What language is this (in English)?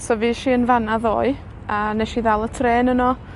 Welsh